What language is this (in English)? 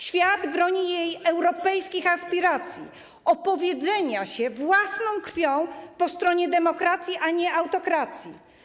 Polish